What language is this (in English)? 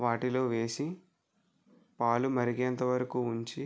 Telugu